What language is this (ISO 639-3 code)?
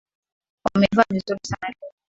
swa